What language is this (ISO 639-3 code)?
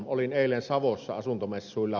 fin